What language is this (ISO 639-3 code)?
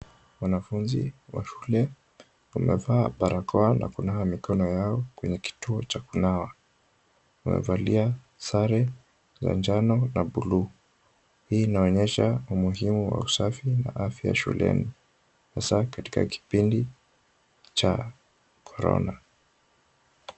swa